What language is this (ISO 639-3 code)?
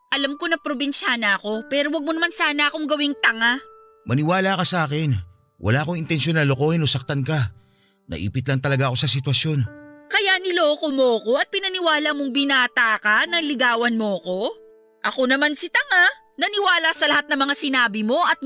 fil